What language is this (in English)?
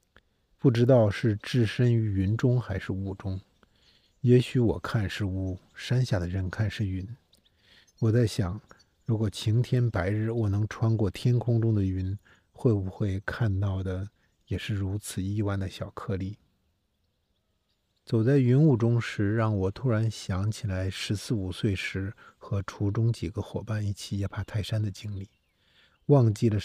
Chinese